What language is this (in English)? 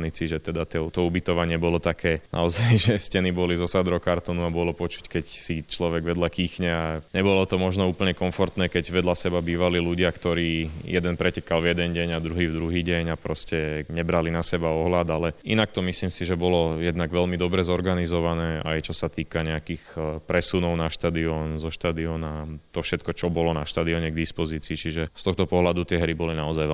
Slovak